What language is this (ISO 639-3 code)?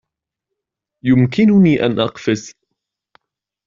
ara